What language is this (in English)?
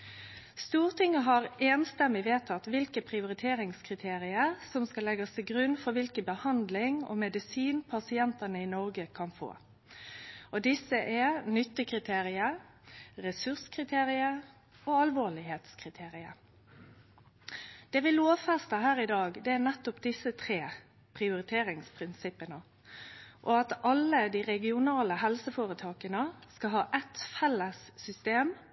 Norwegian Nynorsk